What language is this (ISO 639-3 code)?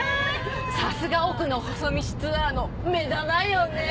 jpn